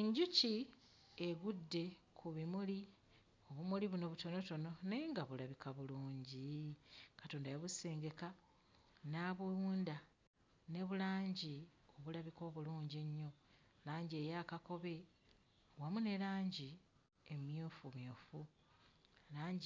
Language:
Ganda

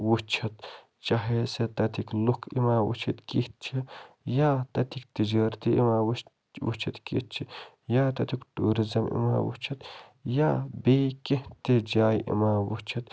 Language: Kashmiri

